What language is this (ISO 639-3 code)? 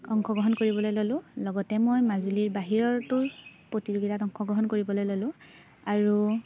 asm